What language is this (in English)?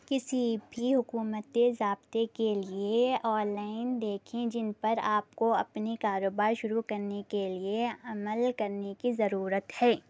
Urdu